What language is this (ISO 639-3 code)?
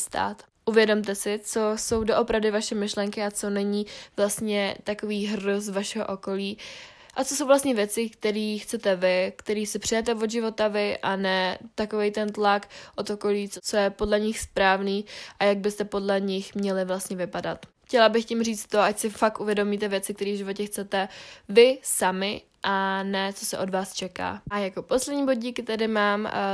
ces